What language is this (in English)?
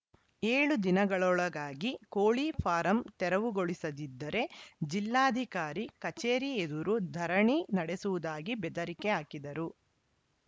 Kannada